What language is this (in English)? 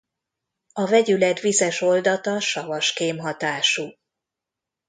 Hungarian